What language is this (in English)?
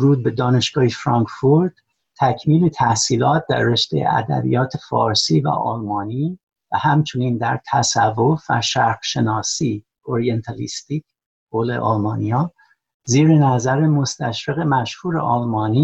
Persian